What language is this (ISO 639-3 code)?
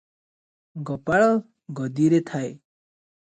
ori